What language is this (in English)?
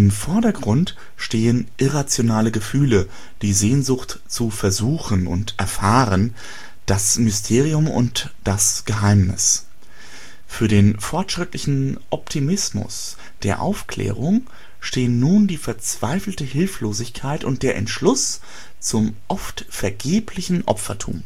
German